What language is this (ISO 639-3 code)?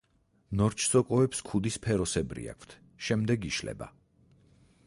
kat